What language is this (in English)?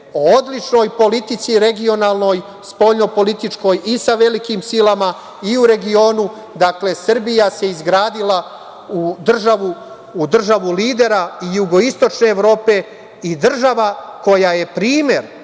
Serbian